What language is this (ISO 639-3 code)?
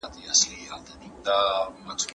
pus